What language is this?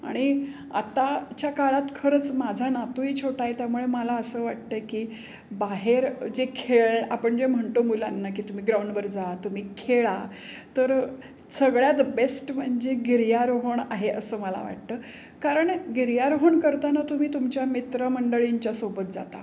Marathi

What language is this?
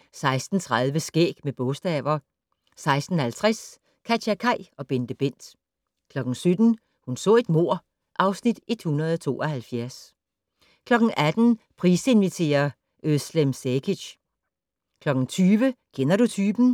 Danish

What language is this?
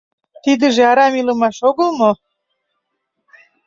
Mari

